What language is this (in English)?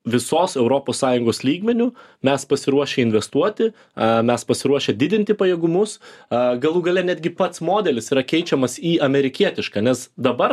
Lithuanian